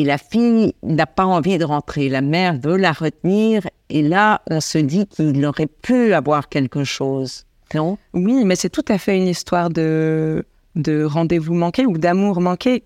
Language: French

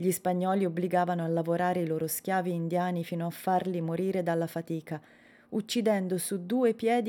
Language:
Italian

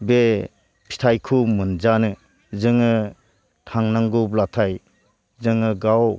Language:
Bodo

